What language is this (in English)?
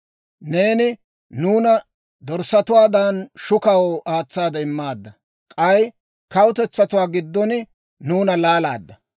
Dawro